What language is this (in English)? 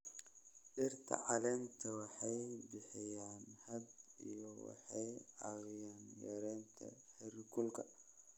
Somali